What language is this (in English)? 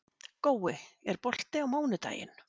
Icelandic